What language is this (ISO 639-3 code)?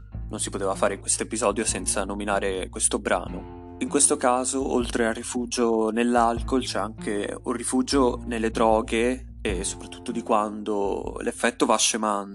ita